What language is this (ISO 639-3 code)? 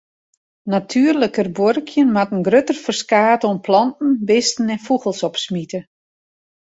fry